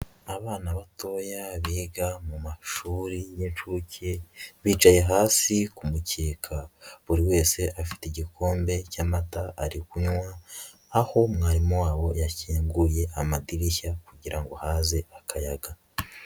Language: Kinyarwanda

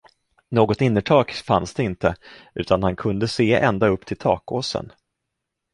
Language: Swedish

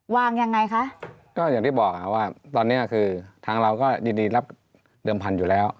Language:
Thai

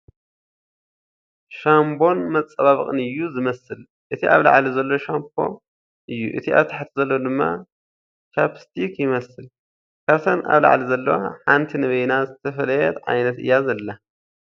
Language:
Tigrinya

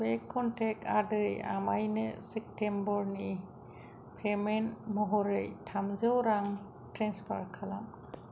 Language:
Bodo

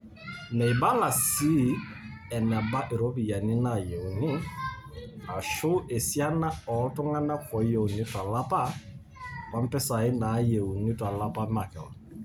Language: Masai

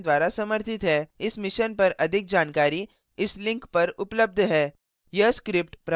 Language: Hindi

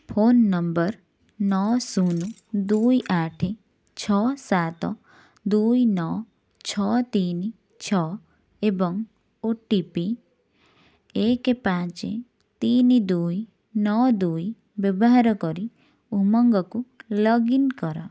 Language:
Odia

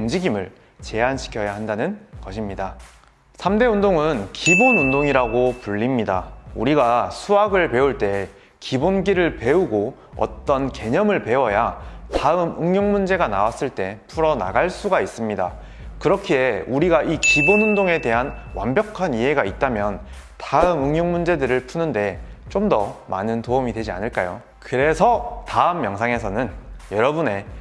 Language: Korean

